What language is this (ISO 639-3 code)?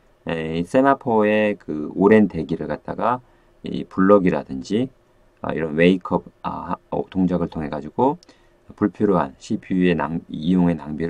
kor